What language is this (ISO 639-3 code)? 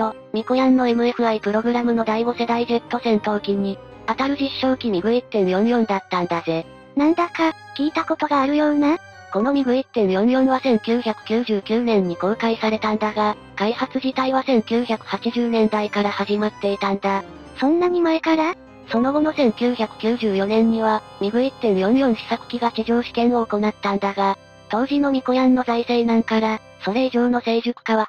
jpn